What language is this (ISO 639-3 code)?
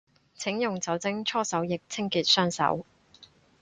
yue